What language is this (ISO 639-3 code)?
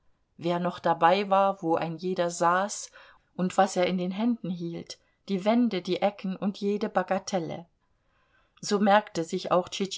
deu